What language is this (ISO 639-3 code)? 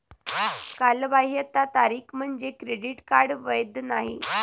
mar